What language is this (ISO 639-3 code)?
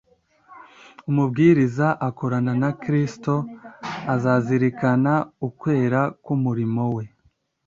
kin